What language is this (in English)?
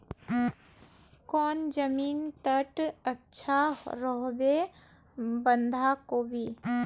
Magahi